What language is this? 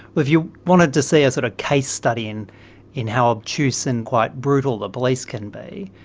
English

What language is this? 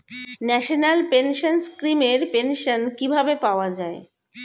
Bangla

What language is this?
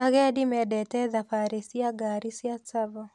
Kikuyu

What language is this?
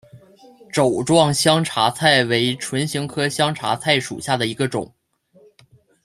Chinese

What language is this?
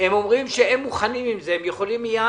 Hebrew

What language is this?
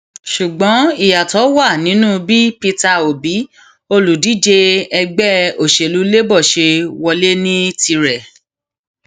Yoruba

